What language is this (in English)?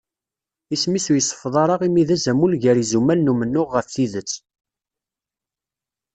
Kabyle